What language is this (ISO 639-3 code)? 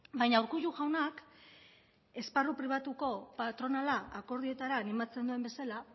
eus